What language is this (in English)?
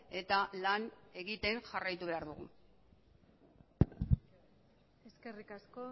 Basque